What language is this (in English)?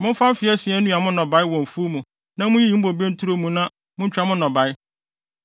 Akan